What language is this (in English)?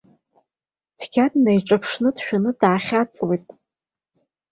Abkhazian